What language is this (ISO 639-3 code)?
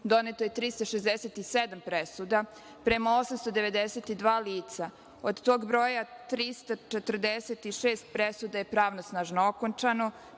srp